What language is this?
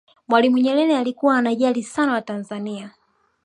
Swahili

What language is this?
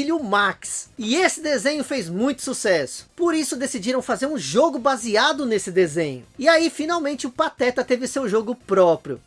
Portuguese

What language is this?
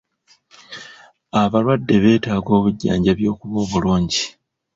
Ganda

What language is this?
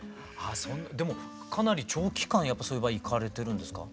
Japanese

